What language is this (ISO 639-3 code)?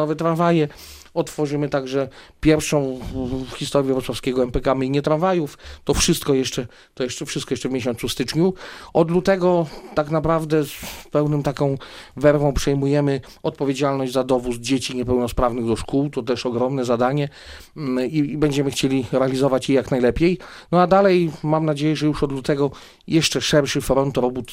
pol